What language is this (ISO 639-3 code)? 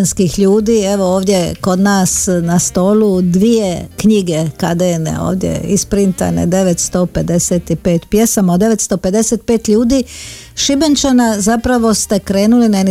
hrv